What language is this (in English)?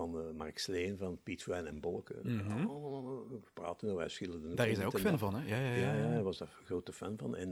Dutch